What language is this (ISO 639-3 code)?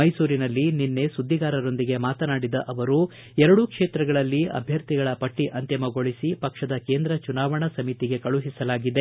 kan